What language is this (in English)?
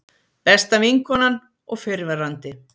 Icelandic